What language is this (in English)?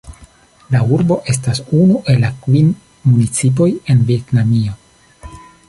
Esperanto